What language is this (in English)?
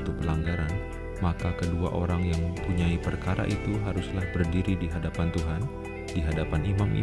Indonesian